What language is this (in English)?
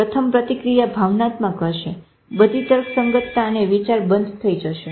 Gujarati